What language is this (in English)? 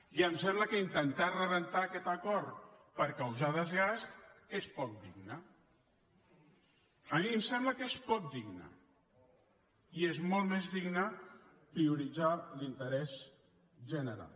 Catalan